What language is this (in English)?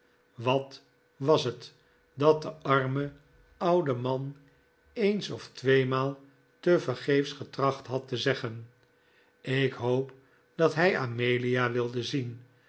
Dutch